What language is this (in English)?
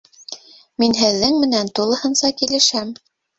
Bashkir